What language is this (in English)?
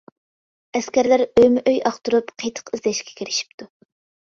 Uyghur